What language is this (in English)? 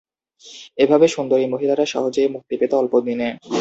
Bangla